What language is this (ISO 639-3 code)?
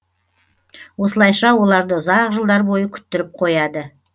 kaz